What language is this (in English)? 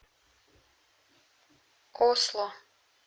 Russian